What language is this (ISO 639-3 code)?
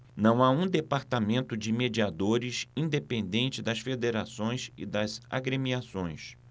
por